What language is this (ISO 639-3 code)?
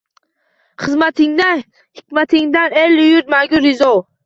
uzb